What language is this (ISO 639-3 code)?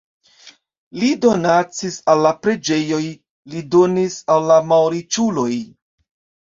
epo